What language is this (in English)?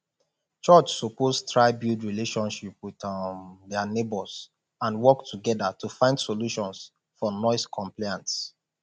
Nigerian Pidgin